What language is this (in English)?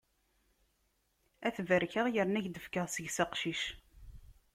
Kabyle